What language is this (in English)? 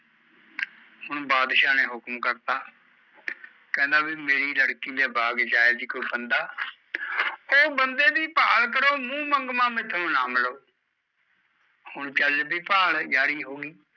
Punjabi